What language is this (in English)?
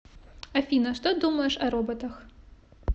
Russian